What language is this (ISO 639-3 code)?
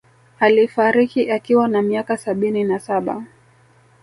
swa